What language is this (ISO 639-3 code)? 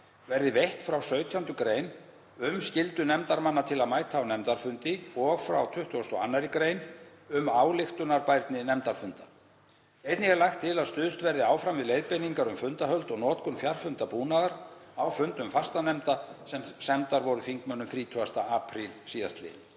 isl